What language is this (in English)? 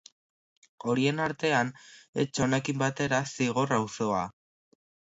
Basque